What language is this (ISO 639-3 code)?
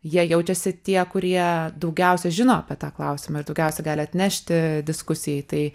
lit